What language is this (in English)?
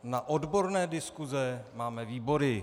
Czech